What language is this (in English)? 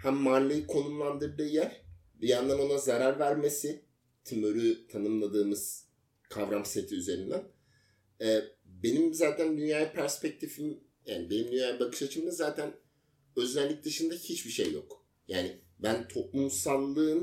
Turkish